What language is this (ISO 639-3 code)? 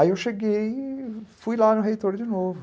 por